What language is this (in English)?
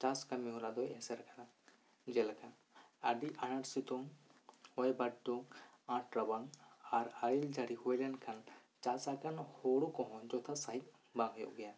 Santali